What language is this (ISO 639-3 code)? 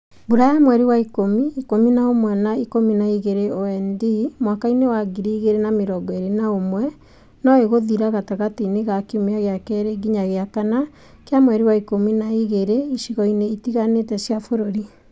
kik